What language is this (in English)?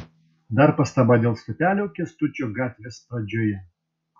Lithuanian